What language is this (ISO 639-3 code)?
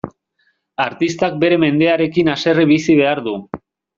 eus